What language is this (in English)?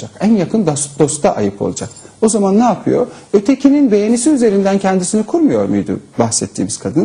Turkish